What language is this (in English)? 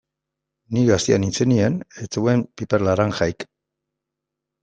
Basque